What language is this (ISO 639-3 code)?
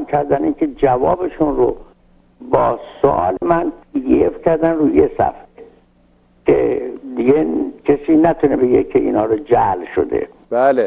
fas